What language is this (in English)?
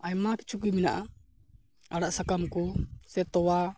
Santali